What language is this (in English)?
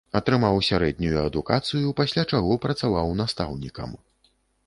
Belarusian